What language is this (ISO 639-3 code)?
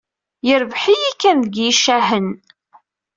kab